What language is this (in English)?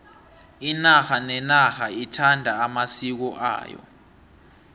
South Ndebele